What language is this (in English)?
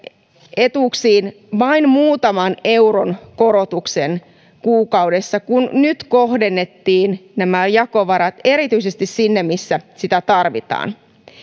Finnish